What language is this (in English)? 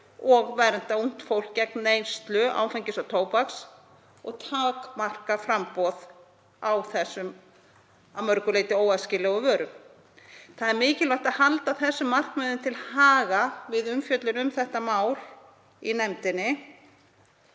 Icelandic